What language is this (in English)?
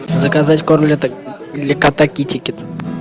Russian